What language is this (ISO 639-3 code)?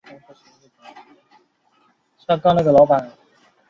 zho